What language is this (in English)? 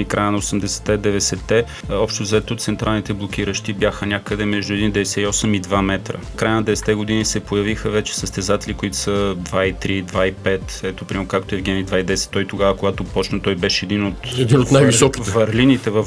Bulgarian